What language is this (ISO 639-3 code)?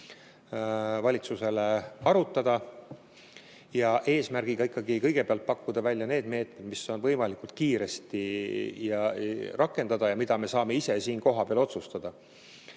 est